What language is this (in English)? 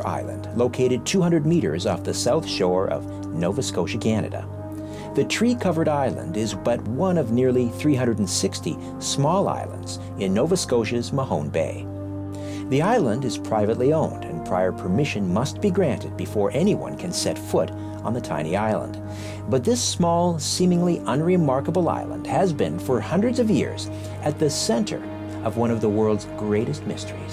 English